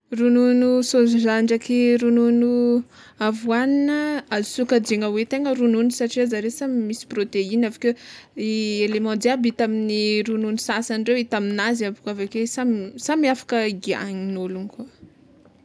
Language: Tsimihety Malagasy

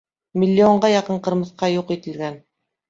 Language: Bashkir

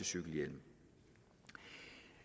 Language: Danish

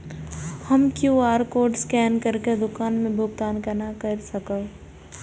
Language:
Maithili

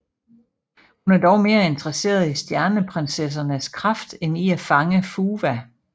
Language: Danish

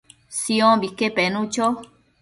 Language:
Matsés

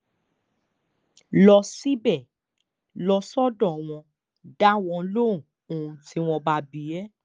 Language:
Yoruba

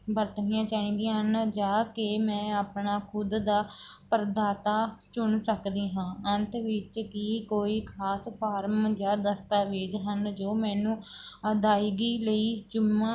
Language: Punjabi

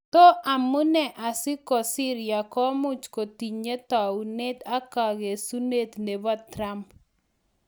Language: Kalenjin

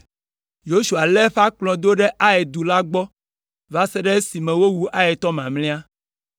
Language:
Ewe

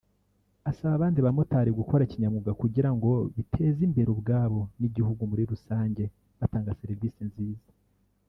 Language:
Kinyarwanda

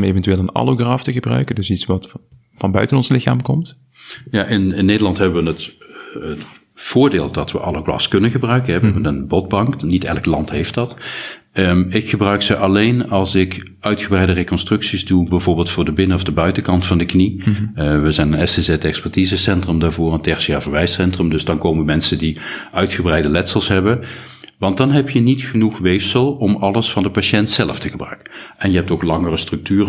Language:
Dutch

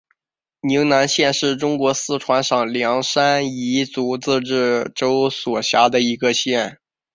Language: Chinese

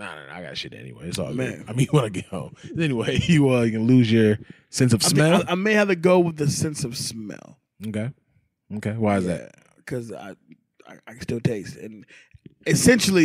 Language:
English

